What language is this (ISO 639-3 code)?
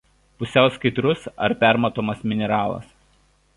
lit